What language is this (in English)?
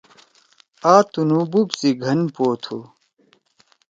Torwali